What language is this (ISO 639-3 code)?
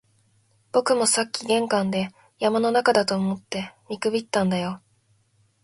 jpn